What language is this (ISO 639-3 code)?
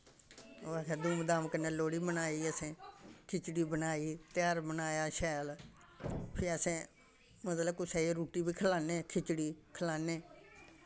doi